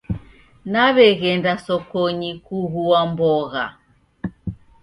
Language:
Taita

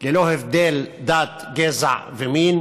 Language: Hebrew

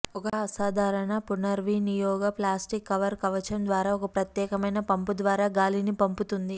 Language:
Telugu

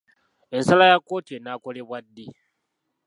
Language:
Ganda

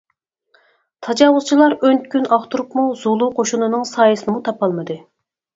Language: Uyghur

